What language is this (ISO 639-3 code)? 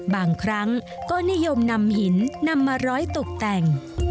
tha